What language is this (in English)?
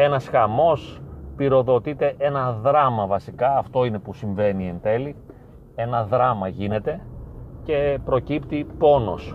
Greek